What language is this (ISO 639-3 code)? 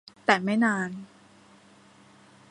tha